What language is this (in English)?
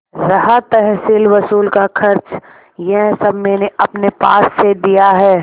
Hindi